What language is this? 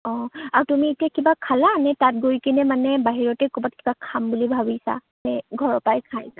Assamese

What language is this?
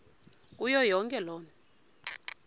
Xhosa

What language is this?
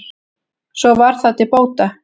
Icelandic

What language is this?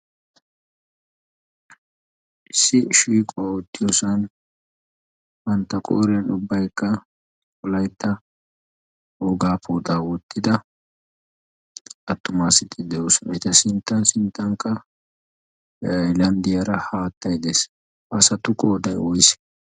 Wolaytta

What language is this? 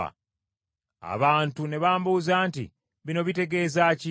Ganda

